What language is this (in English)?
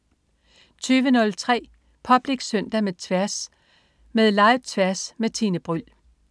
Danish